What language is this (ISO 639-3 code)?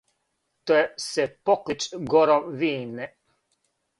srp